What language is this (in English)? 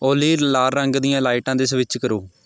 Punjabi